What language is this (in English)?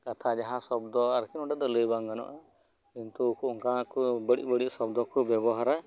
Santali